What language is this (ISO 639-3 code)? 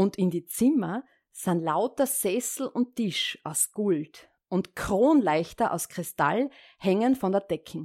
deu